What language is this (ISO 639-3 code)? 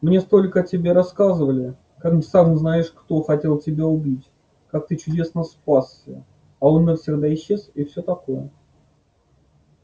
rus